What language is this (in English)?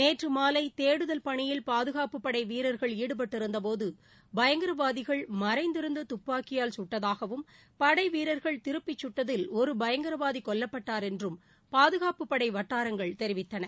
Tamil